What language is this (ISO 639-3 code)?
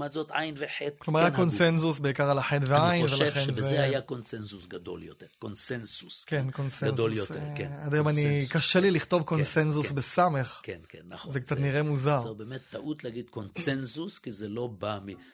heb